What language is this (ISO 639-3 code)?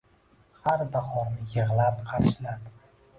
uzb